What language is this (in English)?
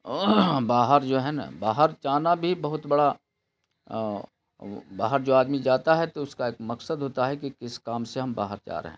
Urdu